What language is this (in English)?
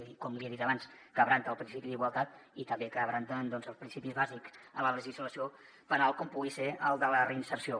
Catalan